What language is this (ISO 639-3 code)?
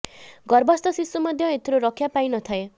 ori